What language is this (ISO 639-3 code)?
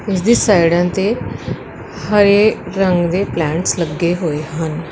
pan